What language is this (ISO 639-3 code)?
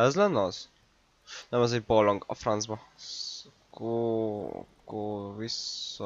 hun